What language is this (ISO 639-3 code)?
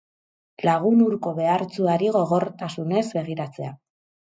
eus